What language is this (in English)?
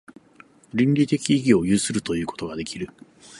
Japanese